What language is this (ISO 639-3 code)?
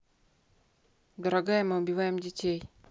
rus